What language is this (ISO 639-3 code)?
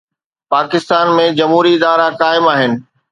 snd